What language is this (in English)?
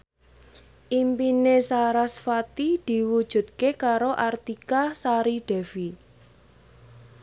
Javanese